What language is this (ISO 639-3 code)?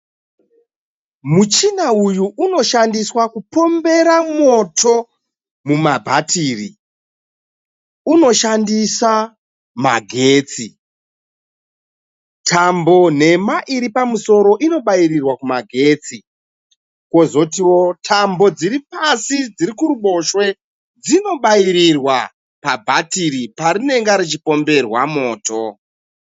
sna